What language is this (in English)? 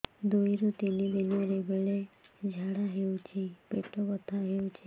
Odia